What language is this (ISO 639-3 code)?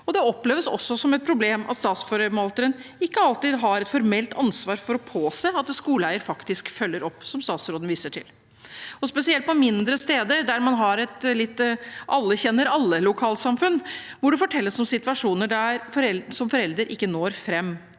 nor